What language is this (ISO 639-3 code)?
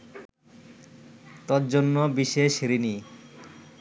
ben